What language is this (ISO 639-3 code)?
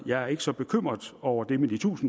dan